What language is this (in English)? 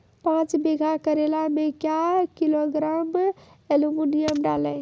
Maithili